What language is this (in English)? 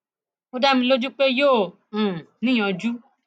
Yoruba